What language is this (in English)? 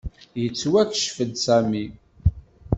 Kabyle